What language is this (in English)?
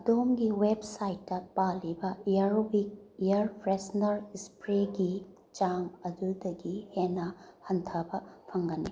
Manipuri